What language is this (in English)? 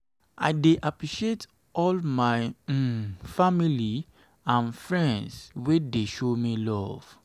Nigerian Pidgin